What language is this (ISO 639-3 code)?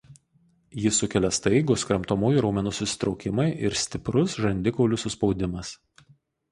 lit